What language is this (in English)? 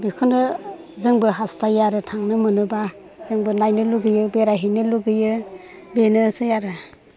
Bodo